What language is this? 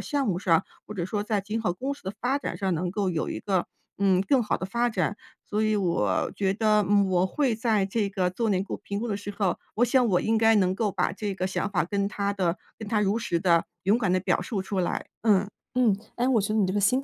Chinese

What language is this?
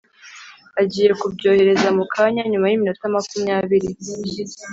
Kinyarwanda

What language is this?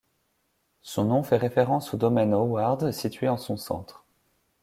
French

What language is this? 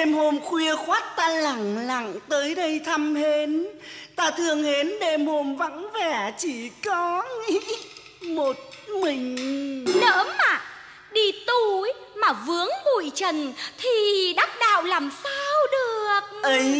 Vietnamese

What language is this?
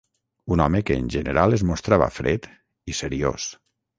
Catalan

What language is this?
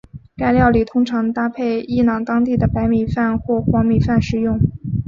Chinese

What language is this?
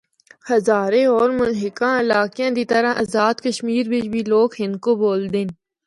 Northern Hindko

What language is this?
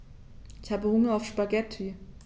German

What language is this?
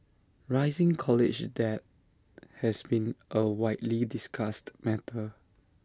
English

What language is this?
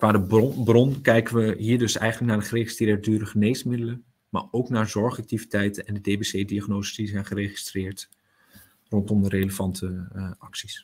Dutch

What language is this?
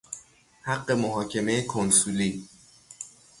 Persian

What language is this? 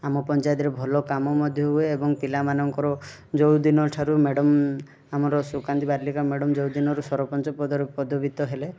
Odia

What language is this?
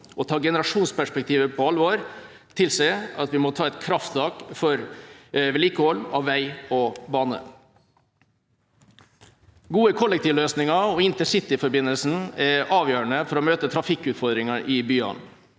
Norwegian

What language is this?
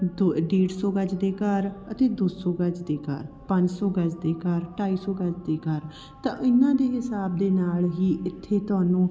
Punjabi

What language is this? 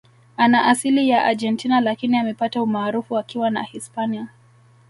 Swahili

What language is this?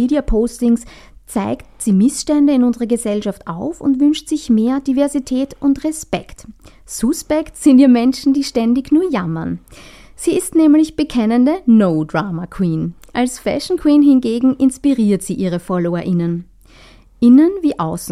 German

